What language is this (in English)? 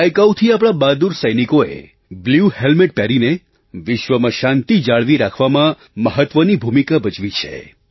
Gujarati